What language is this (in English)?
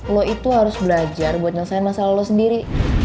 Indonesian